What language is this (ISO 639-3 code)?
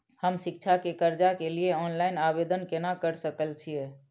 mai